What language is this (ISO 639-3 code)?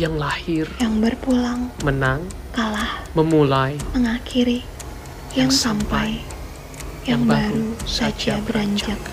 ind